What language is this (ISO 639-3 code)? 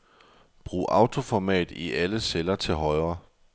dan